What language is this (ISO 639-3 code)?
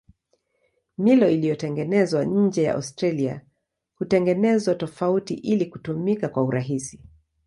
swa